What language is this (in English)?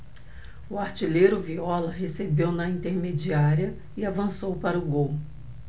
Portuguese